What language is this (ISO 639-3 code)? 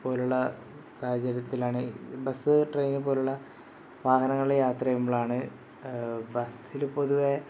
mal